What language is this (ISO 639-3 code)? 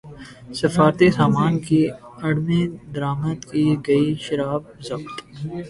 urd